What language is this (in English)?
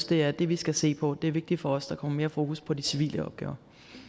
Danish